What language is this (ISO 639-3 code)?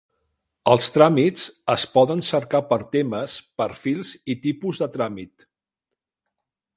cat